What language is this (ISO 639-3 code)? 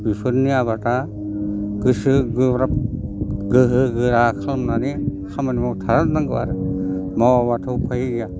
brx